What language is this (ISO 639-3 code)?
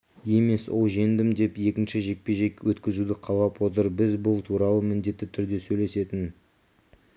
kaz